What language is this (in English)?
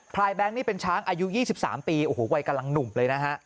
Thai